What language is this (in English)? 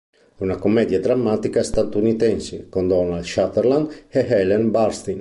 Italian